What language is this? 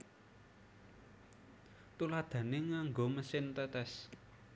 Javanese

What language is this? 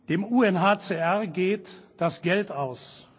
German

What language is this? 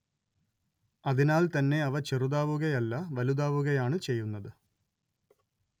Malayalam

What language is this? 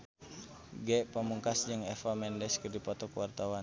Sundanese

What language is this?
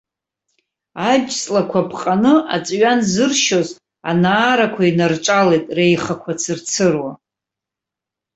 Abkhazian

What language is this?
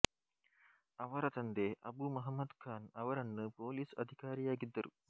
Kannada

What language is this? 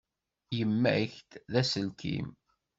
Kabyle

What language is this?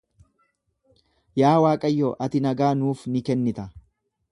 Oromo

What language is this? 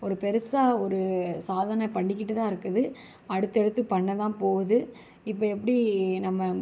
Tamil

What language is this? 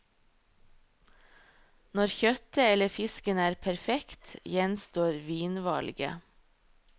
Norwegian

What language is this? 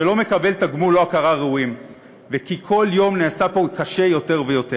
Hebrew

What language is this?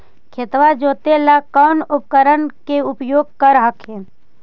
Magahi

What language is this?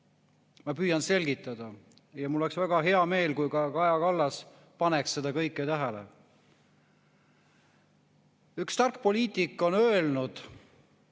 Estonian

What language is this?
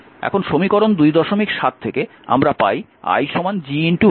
Bangla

